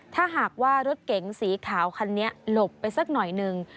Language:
Thai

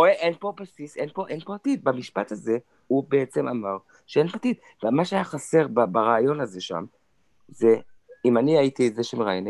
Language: Hebrew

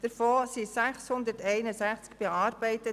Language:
Swiss German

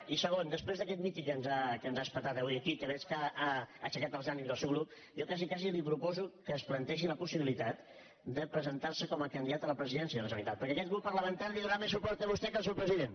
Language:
Catalan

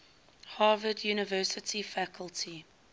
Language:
English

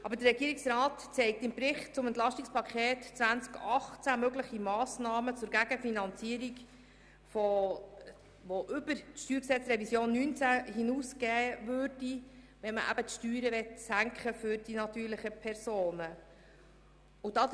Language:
Swiss German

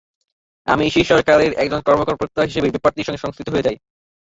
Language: Bangla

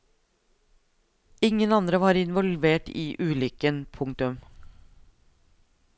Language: Norwegian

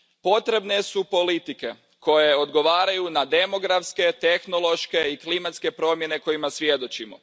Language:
Croatian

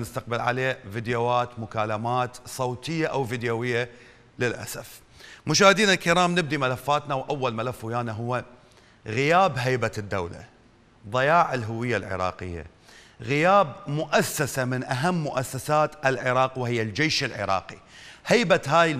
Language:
Arabic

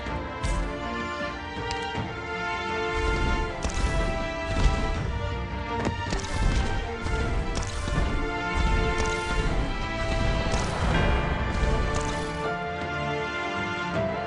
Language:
Japanese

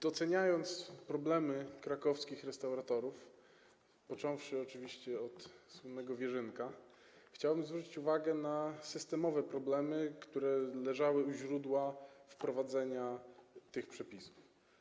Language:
Polish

